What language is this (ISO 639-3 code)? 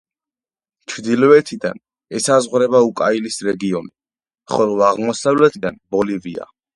kat